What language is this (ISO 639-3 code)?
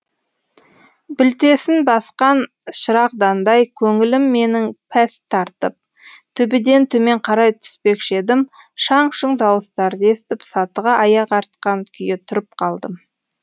kaz